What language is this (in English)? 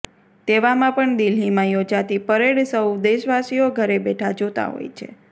Gujarati